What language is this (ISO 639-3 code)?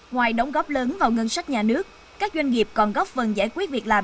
vie